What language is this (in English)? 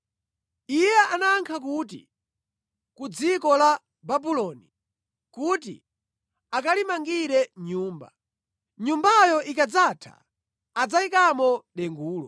Nyanja